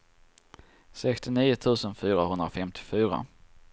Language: Swedish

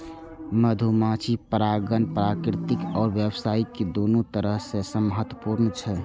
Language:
Maithili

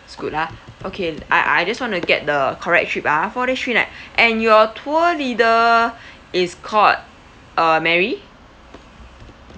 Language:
English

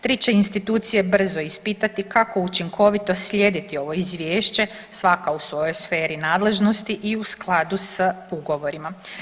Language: Croatian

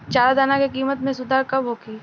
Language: Bhojpuri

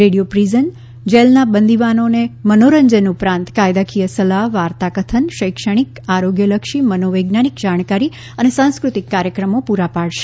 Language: Gujarati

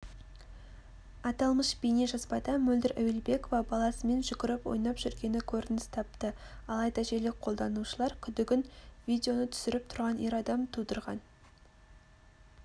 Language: Kazakh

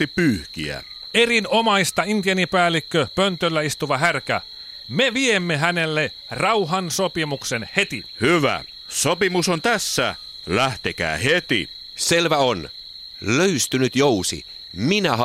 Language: Finnish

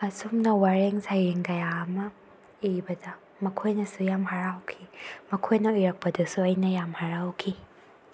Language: Manipuri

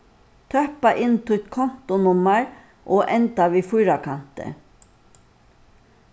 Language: Faroese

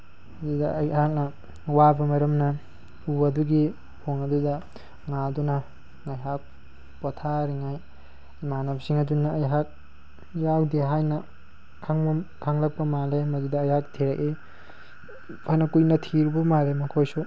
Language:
Manipuri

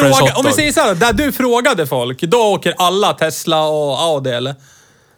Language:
Swedish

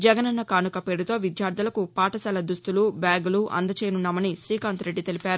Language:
Telugu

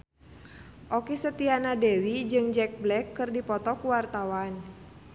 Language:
Sundanese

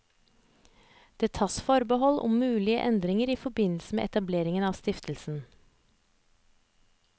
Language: Norwegian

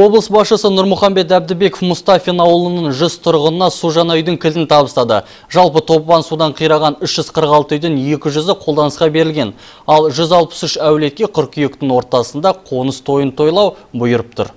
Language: Russian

